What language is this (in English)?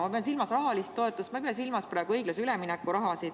Estonian